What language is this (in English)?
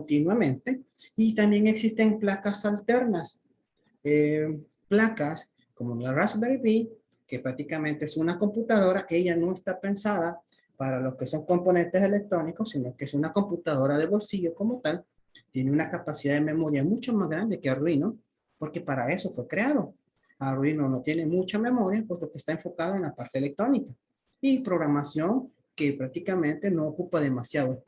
Spanish